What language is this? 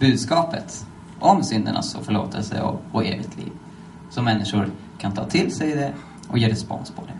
Swedish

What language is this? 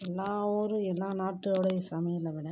Tamil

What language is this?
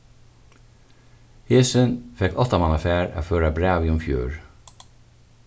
Faroese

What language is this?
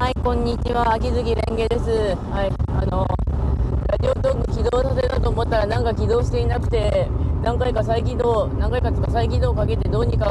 Japanese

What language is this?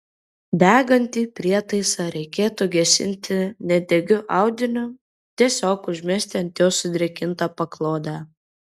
Lithuanian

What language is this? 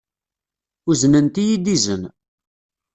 Kabyle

